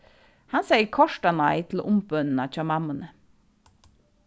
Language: Faroese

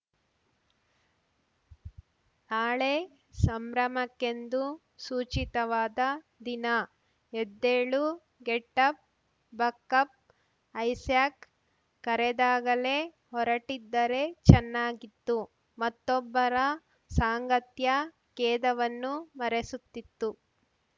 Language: Kannada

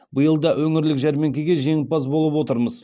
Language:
Kazakh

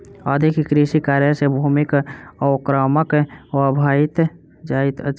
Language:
Maithili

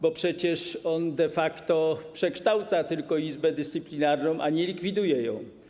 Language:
Polish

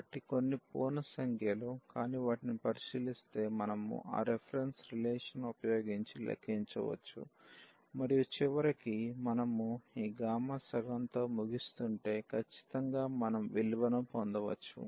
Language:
Telugu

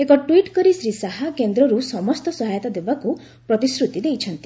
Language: Odia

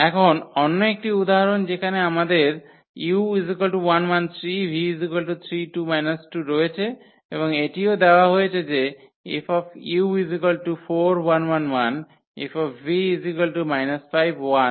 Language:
Bangla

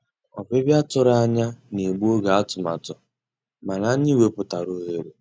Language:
Igbo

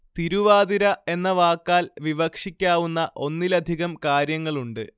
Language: Malayalam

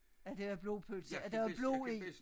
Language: Danish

